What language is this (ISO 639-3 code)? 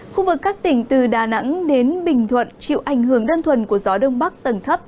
vie